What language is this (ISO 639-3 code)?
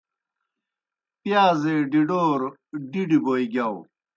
plk